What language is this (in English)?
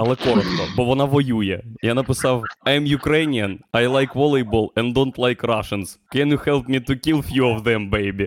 Ukrainian